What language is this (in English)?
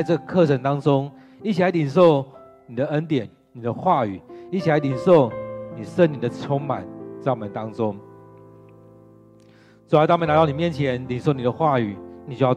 Chinese